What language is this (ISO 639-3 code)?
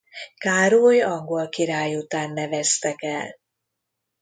hun